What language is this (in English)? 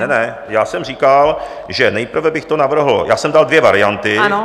Czech